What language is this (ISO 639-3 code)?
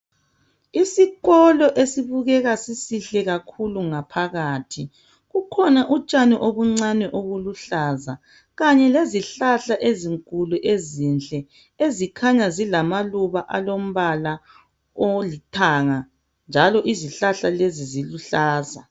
nde